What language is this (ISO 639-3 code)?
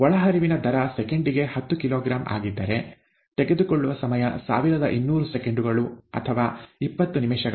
kan